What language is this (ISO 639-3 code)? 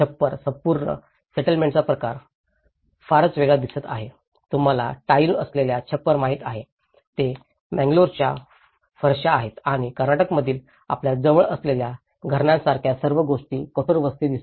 mar